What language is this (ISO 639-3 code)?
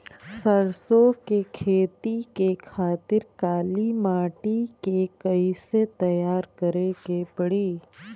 bho